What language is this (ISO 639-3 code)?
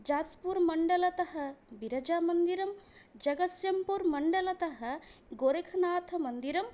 san